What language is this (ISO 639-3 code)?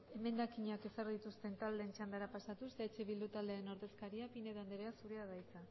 eus